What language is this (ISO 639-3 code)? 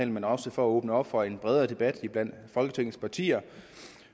dan